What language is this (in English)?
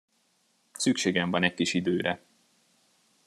Hungarian